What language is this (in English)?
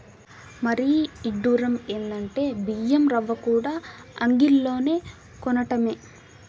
Telugu